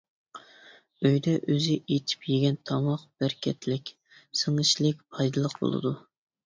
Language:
Uyghur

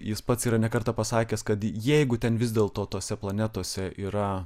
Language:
Lithuanian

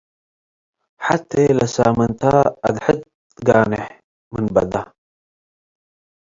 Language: Tigre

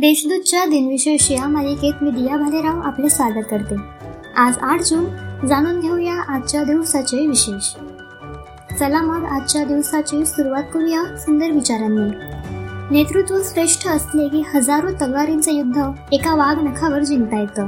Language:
Marathi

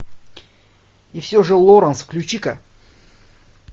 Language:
Russian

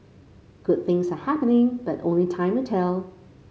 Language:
English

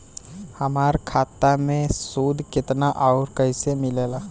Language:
Bhojpuri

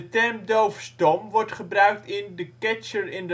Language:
Dutch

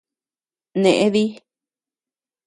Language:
Tepeuxila Cuicatec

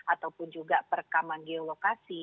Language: Indonesian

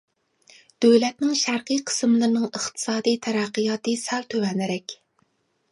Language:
Uyghur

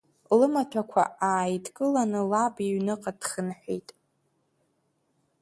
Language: Abkhazian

